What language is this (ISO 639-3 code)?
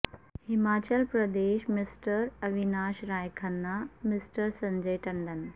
urd